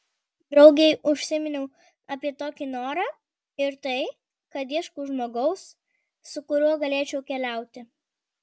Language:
Lithuanian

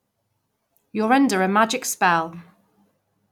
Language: English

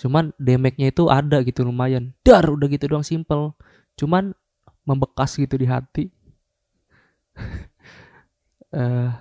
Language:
Indonesian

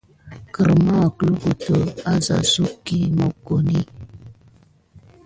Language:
Gidar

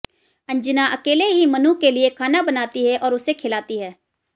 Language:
Hindi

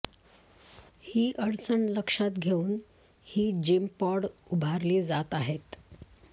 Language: Marathi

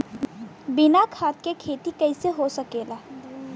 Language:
Bhojpuri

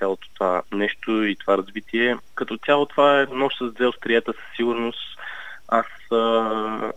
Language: Bulgarian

